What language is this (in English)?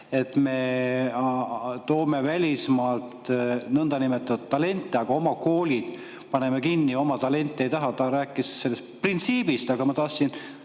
Estonian